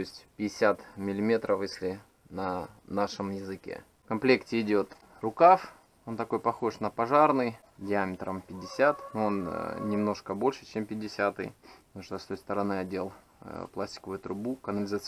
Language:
Russian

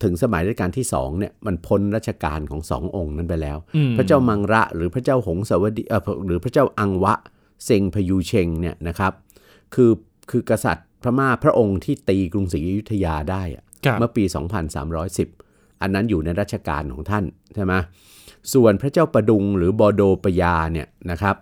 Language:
Thai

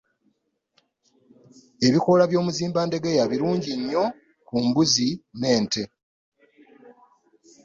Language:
Ganda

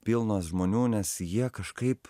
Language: Lithuanian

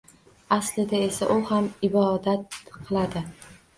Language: Uzbek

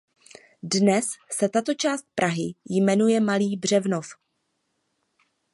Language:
Czech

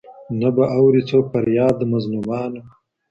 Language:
Pashto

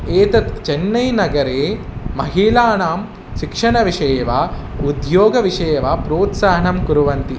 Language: Sanskrit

